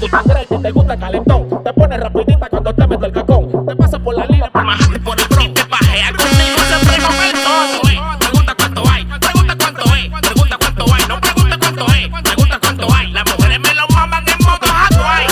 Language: Thai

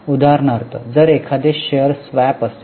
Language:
Marathi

